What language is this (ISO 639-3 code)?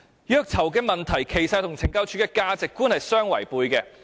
yue